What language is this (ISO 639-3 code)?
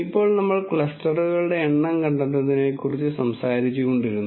mal